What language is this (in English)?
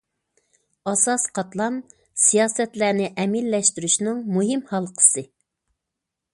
Uyghur